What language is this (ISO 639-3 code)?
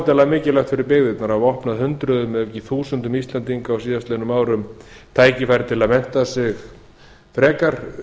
isl